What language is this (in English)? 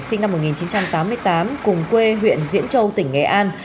Vietnamese